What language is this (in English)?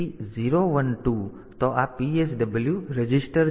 Gujarati